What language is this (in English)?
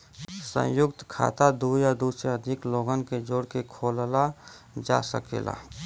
Bhojpuri